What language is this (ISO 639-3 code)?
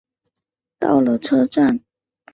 zho